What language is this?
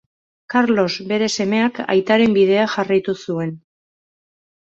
Basque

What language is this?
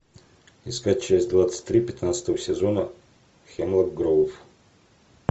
Russian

